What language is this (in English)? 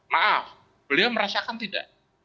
Indonesian